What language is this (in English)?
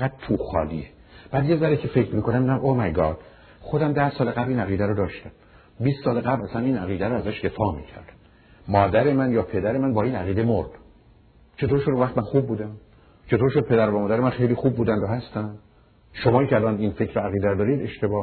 Persian